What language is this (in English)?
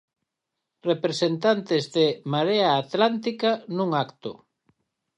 Galician